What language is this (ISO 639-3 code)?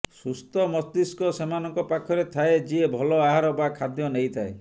ori